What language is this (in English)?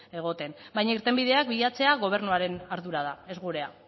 Basque